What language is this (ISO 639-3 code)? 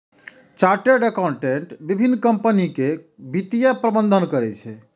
mai